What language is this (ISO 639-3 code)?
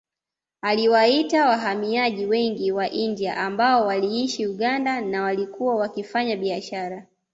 swa